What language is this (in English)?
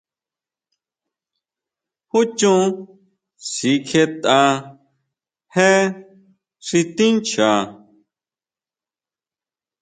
Huautla Mazatec